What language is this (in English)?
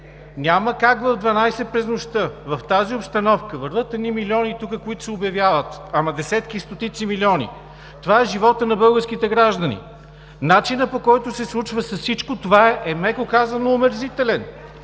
Bulgarian